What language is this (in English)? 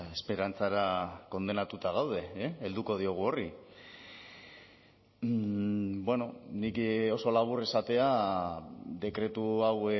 Basque